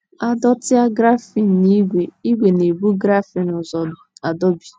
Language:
Igbo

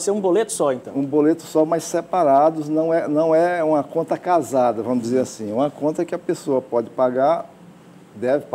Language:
Portuguese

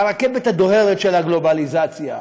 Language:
Hebrew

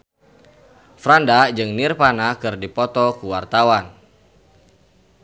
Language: Sundanese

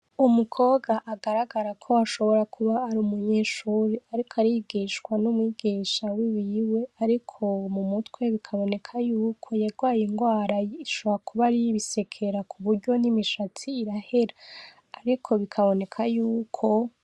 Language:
Rundi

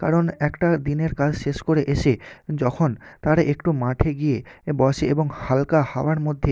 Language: Bangla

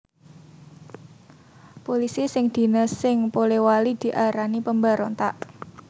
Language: Javanese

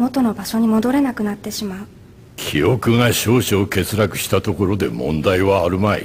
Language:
Japanese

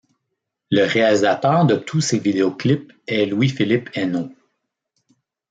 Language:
French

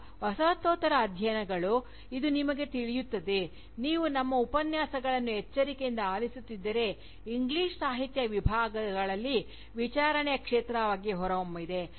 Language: Kannada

